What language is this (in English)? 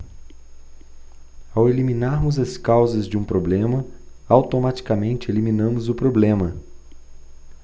Portuguese